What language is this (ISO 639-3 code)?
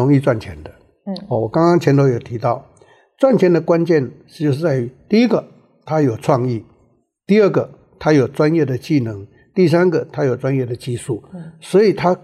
zho